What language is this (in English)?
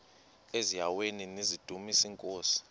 Xhosa